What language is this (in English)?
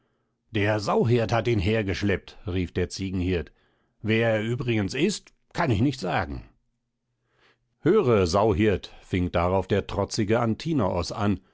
German